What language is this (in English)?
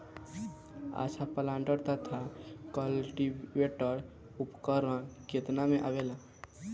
Bhojpuri